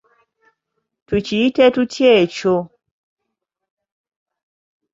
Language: Ganda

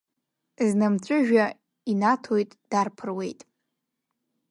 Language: Abkhazian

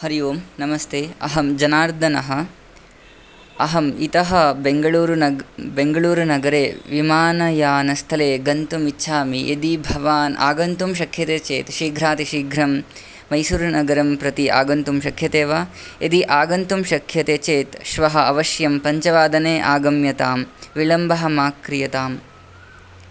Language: Sanskrit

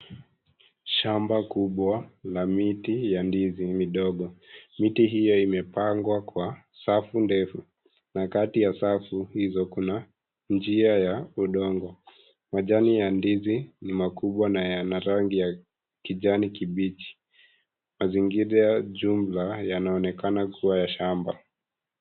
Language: Swahili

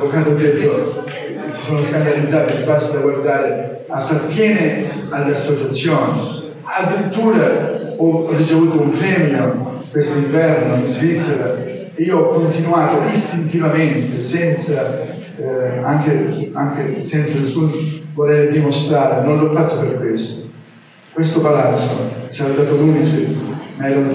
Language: Italian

